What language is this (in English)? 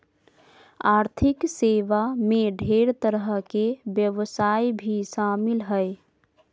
Magahi